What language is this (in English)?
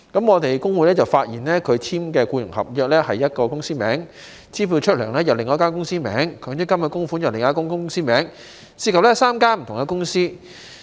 Cantonese